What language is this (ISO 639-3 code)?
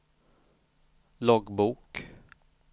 swe